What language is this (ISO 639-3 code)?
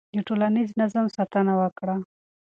pus